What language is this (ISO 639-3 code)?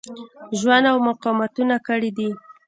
pus